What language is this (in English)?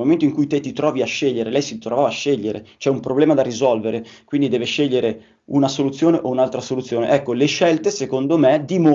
Italian